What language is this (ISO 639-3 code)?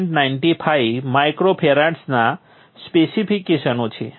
guj